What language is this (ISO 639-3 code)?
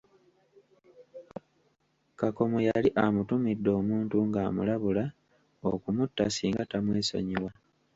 lug